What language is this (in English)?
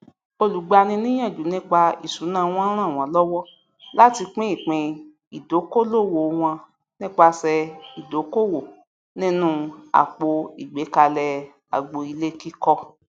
Yoruba